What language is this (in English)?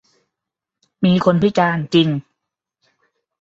Thai